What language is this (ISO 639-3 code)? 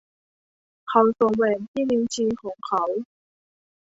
tha